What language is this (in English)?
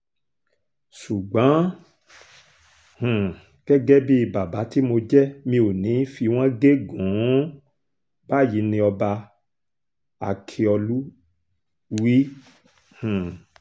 Yoruba